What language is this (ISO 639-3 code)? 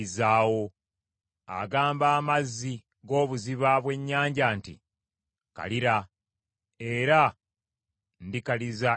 lug